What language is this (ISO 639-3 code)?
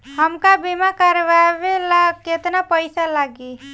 bho